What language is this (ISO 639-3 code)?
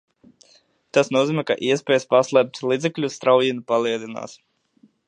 lav